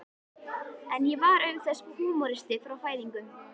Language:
Icelandic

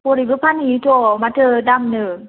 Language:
Bodo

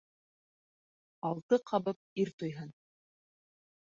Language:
Bashkir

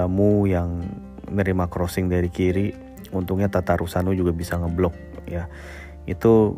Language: Indonesian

